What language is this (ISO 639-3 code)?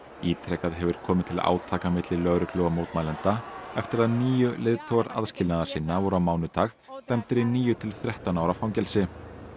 isl